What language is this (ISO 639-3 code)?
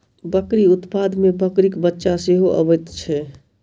mai